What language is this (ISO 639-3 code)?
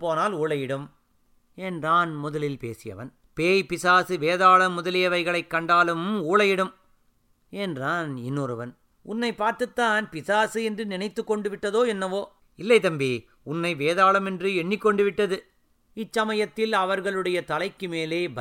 tam